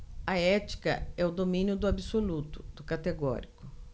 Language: Portuguese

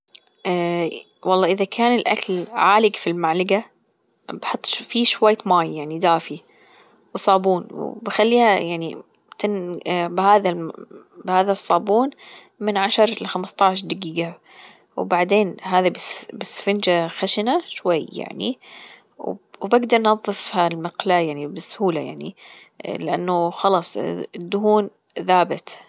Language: Gulf Arabic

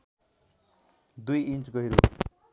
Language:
Nepali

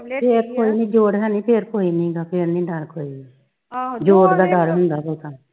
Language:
Punjabi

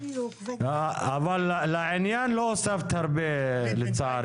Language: Hebrew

